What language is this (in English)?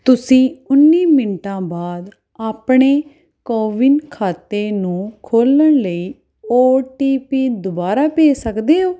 Punjabi